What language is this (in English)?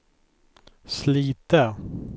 Swedish